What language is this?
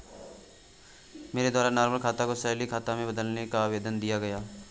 Hindi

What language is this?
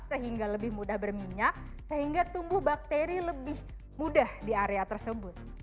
Indonesian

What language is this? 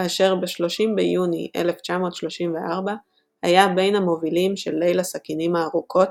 Hebrew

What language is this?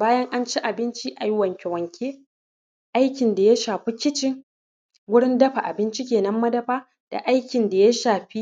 Hausa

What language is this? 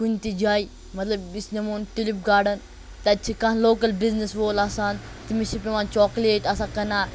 Kashmiri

